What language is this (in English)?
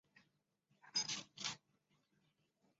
Chinese